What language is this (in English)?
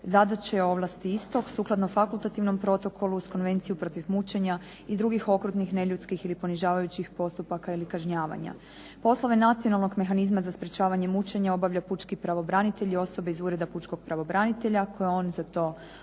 Croatian